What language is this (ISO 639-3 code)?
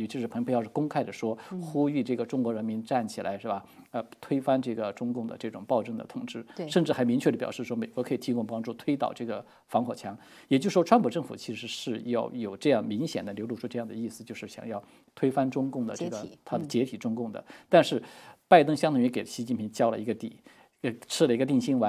zho